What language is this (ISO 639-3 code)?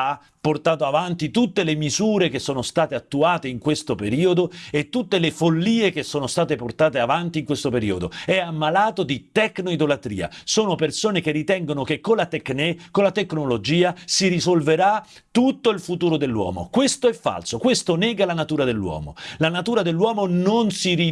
ita